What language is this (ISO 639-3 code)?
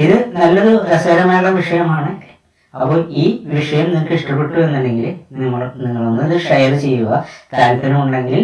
mal